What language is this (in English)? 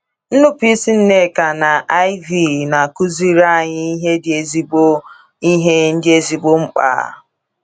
Igbo